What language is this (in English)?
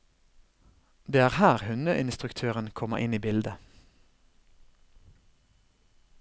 Norwegian